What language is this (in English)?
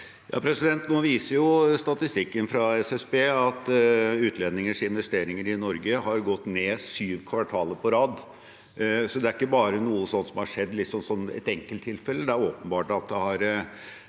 Norwegian